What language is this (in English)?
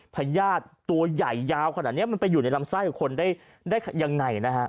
Thai